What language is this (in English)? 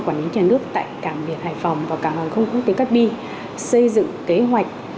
Vietnamese